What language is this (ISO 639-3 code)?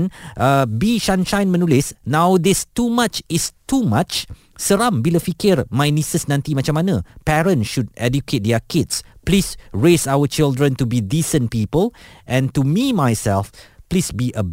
msa